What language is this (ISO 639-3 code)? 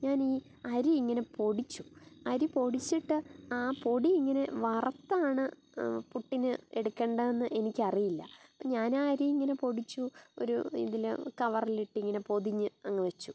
mal